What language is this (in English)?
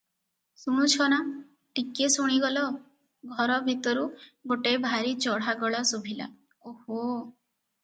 Odia